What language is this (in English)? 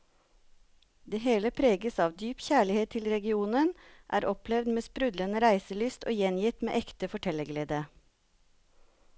Norwegian